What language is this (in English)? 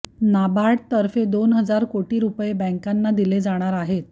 Marathi